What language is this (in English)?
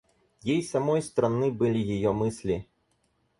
Russian